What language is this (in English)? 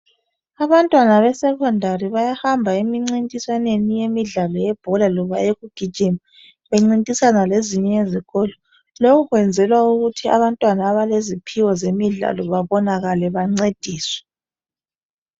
North Ndebele